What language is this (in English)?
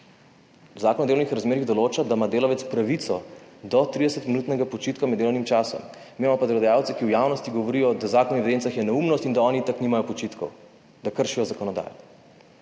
Slovenian